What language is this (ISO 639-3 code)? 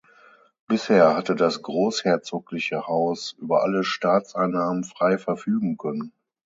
deu